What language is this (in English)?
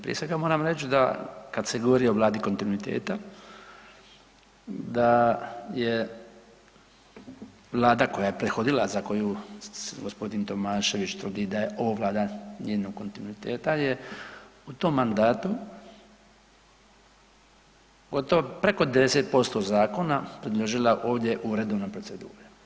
Croatian